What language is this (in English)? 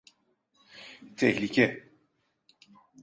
Turkish